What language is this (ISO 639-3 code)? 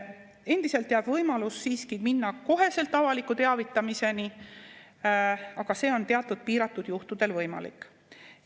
est